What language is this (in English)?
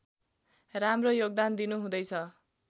Nepali